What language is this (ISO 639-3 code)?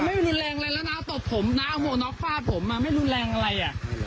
tha